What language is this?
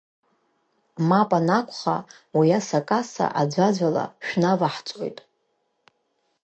Abkhazian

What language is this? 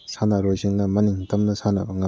Manipuri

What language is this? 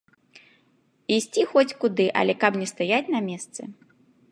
Belarusian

